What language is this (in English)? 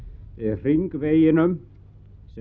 Icelandic